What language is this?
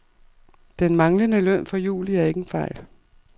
Danish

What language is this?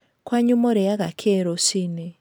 Kikuyu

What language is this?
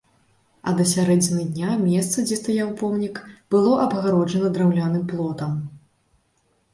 Belarusian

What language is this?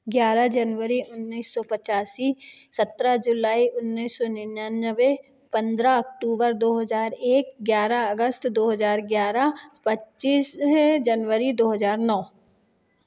Hindi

